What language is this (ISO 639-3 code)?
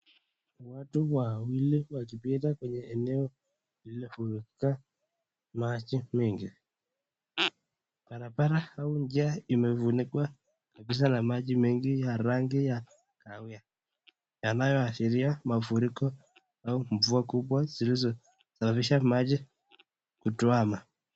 swa